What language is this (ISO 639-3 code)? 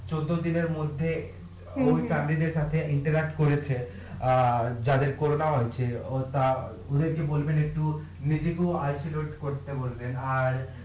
ben